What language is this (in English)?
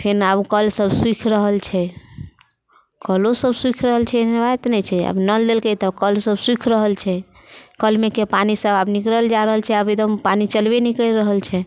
Maithili